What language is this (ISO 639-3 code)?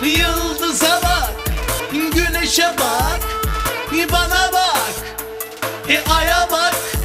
tur